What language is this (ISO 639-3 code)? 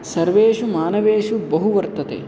san